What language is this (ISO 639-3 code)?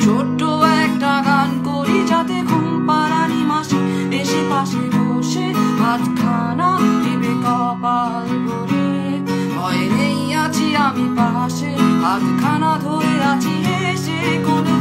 ron